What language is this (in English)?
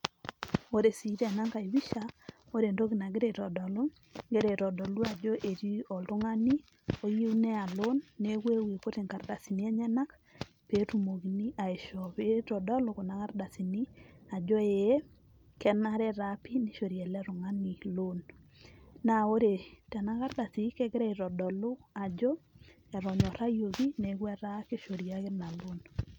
Masai